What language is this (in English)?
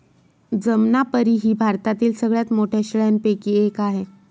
Marathi